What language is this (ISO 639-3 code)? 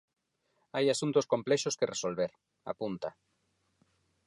glg